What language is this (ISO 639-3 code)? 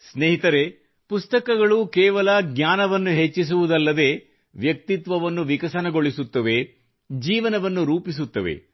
kan